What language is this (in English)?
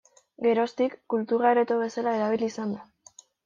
Basque